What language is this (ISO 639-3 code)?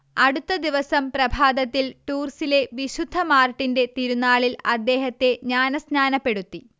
mal